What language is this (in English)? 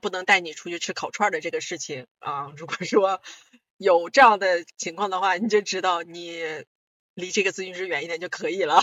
Chinese